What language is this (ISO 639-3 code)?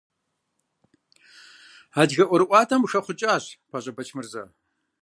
kbd